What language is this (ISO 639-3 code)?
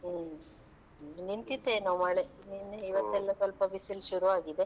kan